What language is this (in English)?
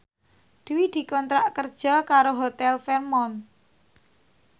Javanese